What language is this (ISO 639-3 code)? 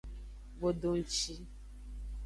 ajg